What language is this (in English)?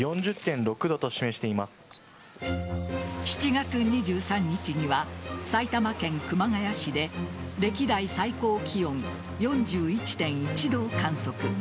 Japanese